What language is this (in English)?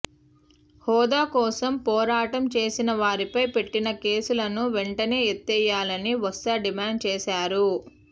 Telugu